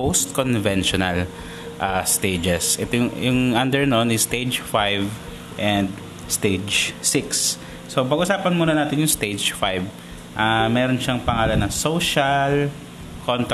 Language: Filipino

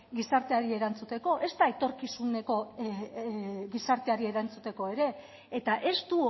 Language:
Basque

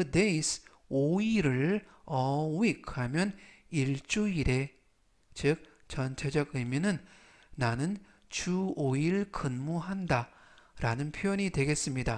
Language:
Korean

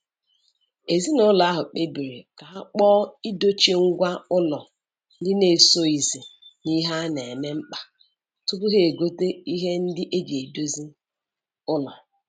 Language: Igbo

